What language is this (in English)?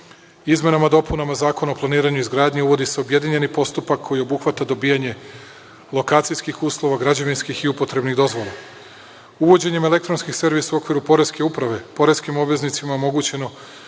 Serbian